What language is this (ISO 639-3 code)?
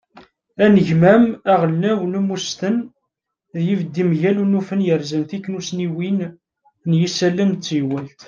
kab